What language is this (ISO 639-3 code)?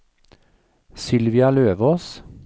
nor